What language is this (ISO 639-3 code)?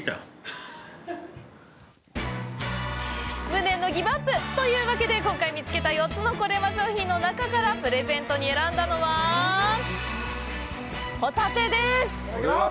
jpn